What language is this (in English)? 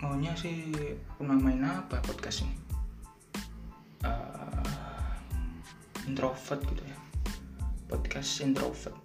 Indonesian